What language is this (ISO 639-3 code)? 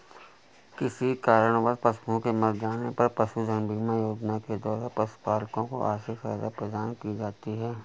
hin